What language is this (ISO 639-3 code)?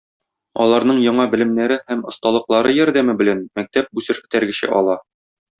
tat